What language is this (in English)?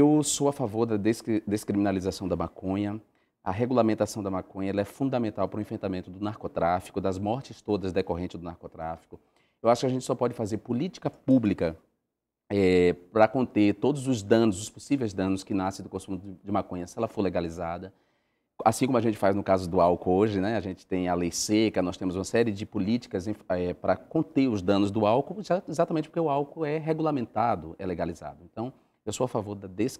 Portuguese